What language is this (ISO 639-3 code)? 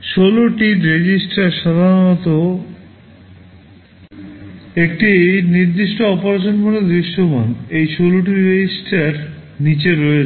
ben